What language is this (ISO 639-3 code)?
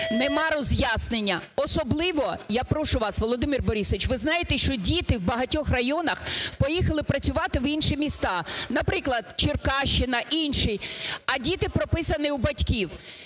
ukr